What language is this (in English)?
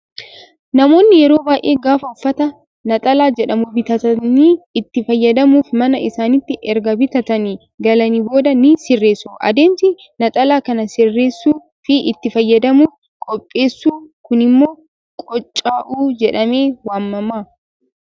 Oromo